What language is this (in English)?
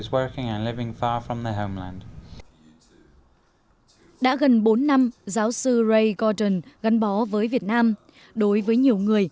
Vietnamese